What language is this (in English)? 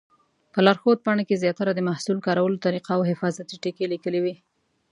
Pashto